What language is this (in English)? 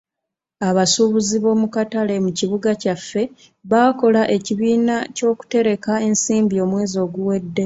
Ganda